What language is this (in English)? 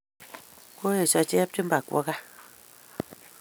Kalenjin